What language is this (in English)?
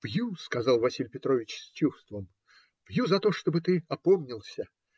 Russian